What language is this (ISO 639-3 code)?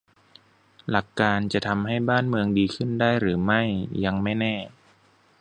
tha